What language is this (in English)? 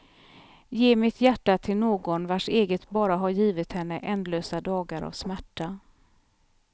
Swedish